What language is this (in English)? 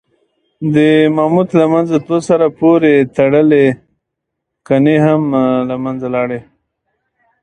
Pashto